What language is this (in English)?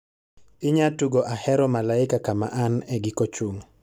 Luo (Kenya and Tanzania)